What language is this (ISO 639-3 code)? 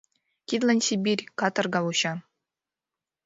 chm